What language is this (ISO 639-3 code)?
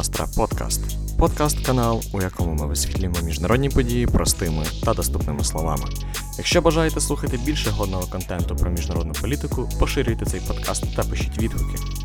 ukr